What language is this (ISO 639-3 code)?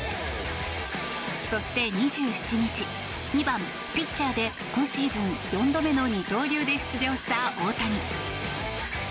jpn